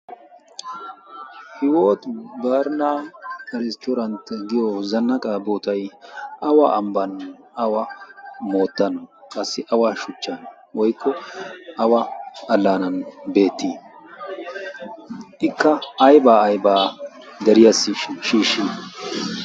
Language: Wolaytta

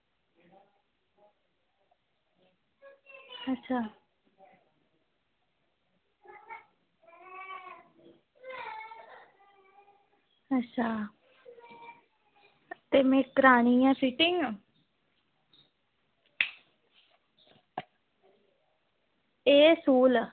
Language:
Dogri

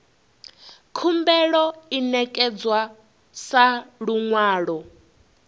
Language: Venda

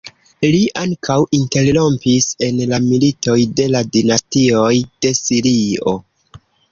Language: Esperanto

